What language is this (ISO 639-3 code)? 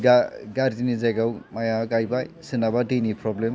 brx